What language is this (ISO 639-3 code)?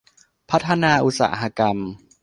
tha